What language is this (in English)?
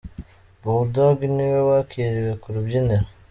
Kinyarwanda